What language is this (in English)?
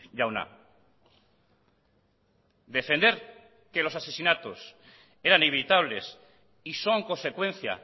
Spanish